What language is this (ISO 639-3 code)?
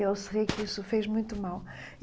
por